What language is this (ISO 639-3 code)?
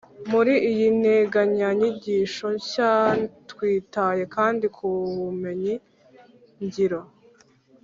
kin